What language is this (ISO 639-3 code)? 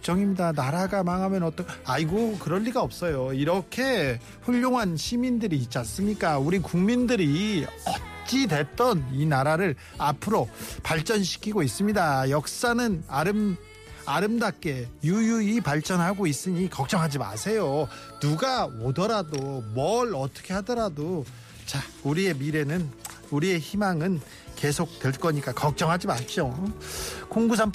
kor